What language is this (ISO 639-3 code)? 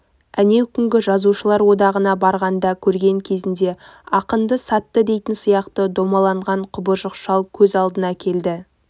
kaz